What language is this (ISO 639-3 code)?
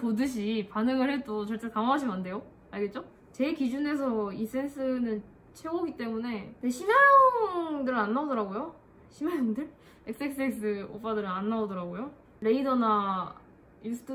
kor